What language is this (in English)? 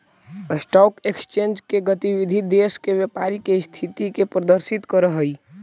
Magahi